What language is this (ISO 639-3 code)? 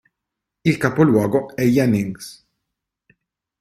ita